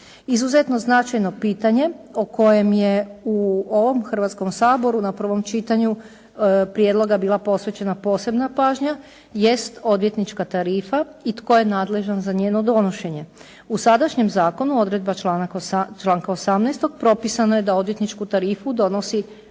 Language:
Croatian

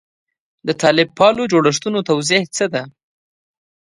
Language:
Pashto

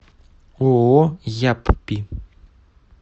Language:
Russian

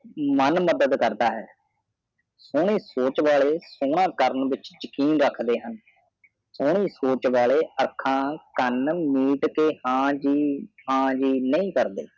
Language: Punjabi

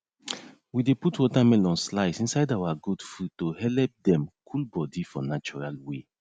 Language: Nigerian Pidgin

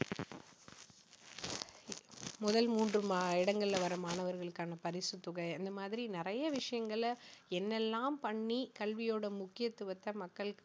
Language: Tamil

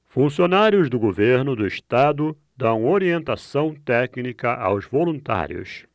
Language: Portuguese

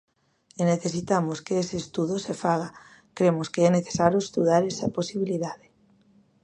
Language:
Galician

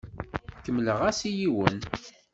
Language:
Kabyle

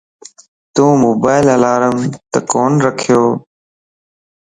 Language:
Lasi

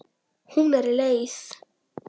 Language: Icelandic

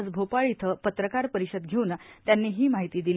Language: Marathi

